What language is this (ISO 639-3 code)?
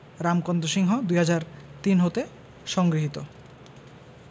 ben